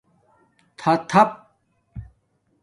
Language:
Domaaki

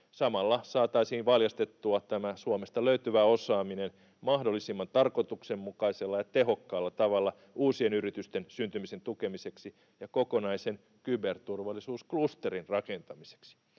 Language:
Finnish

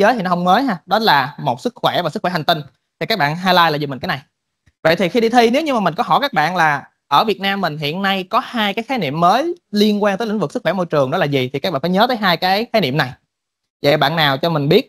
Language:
Vietnamese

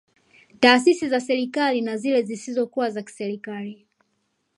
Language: Swahili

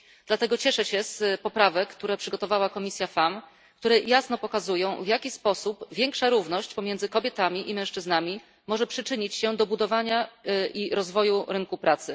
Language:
Polish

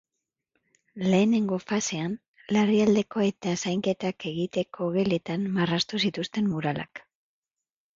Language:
Basque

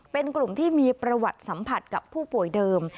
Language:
Thai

